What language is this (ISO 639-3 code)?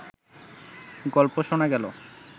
ben